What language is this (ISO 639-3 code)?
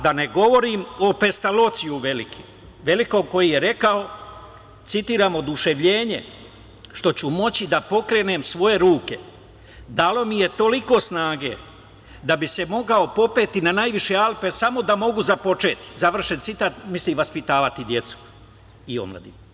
srp